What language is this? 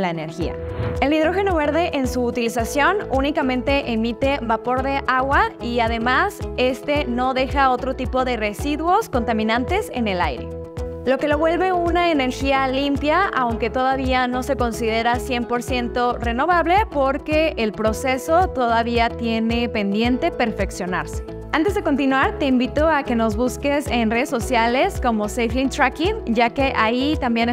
Spanish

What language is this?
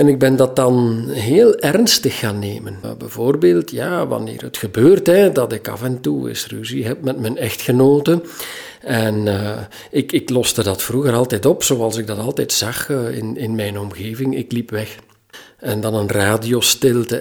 Dutch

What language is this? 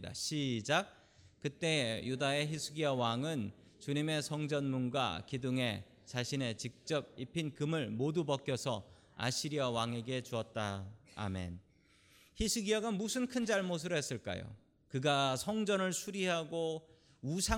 Korean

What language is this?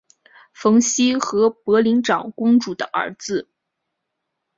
Chinese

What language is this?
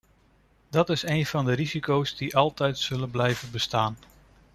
Dutch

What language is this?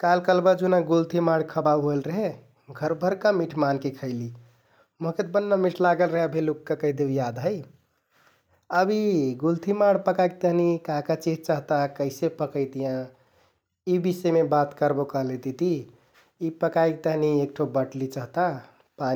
Kathoriya Tharu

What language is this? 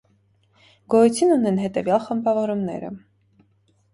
Armenian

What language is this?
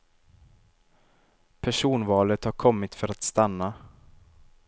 Swedish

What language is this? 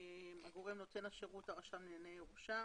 Hebrew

